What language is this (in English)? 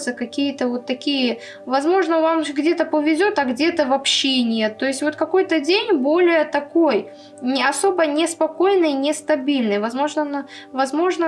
Russian